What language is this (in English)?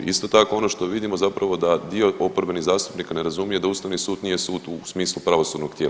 Croatian